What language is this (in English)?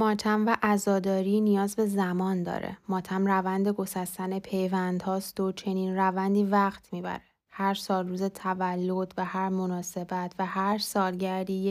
Persian